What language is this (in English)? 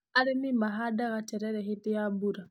Kikuyu